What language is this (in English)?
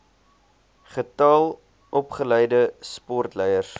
Afrikaans